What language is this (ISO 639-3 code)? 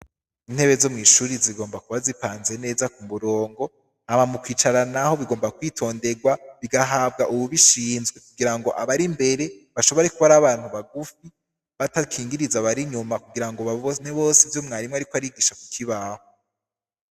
run